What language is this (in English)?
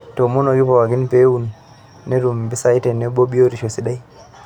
Masai